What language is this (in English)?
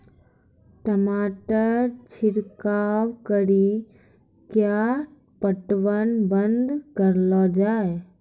Maithili